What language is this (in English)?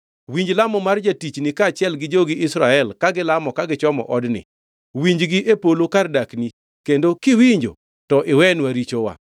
Luo (Kenya and Tanzania)